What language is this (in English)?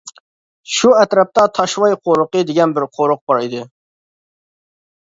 Uyghur